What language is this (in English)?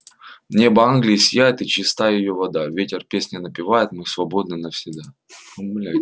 Russian